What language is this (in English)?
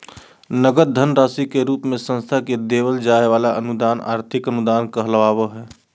Magahi